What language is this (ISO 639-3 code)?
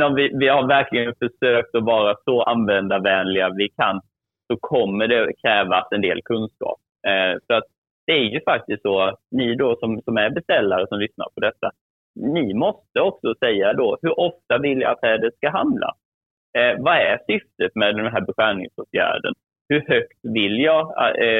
swe